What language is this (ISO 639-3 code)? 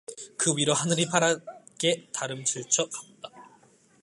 kor